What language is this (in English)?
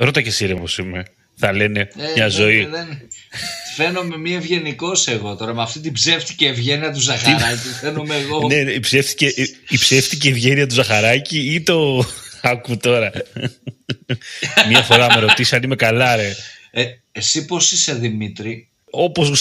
Greek